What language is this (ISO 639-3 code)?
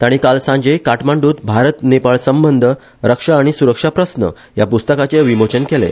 kok